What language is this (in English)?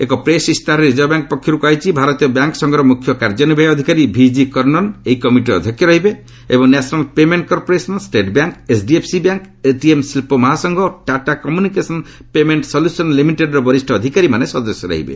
Odia